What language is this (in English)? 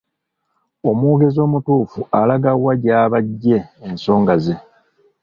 Ganda